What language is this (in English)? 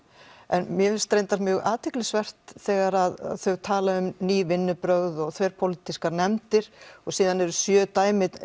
Icelandic